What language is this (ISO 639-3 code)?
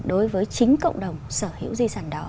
vie